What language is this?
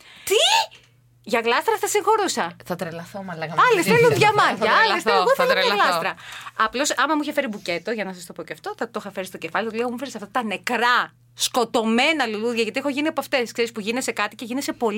Greek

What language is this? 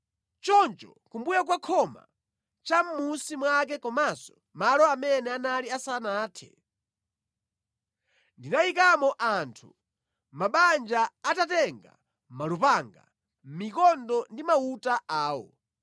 Nyanja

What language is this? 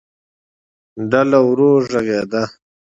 Pashto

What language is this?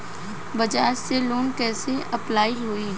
Bhojpuri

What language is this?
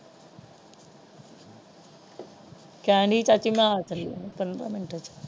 Punjabi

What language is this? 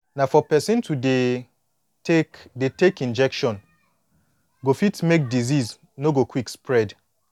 Nigerian Pidgin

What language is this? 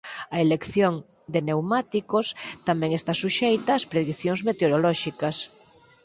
Galician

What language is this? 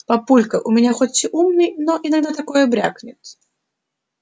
Russian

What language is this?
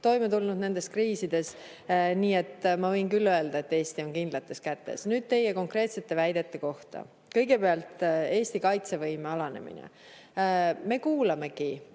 Estonian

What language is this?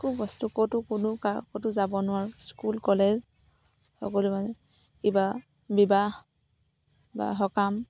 Assamese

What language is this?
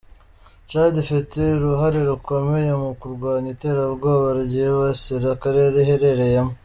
Kinyarwanda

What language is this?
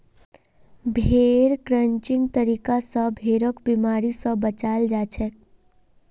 Magahi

